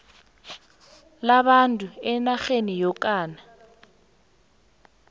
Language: South Ndebele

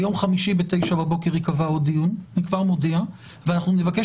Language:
Hebrew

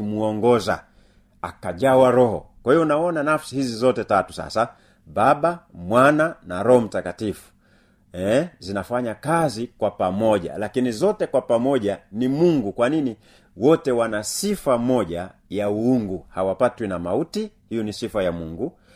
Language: Swahili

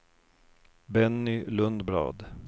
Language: Swedish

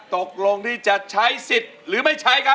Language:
Thai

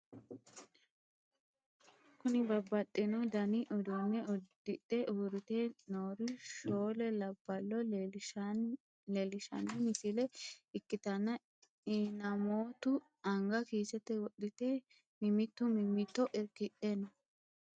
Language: Sidamo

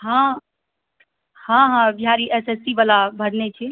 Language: Maithili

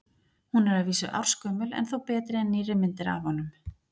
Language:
Icelandic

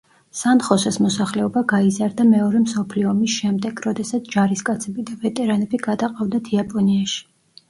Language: Georgian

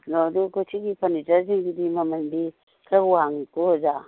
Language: Manipuri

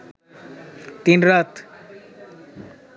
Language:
Bangla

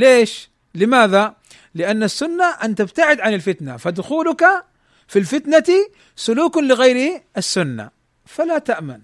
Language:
Arabic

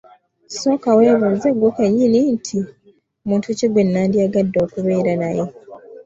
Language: Ganda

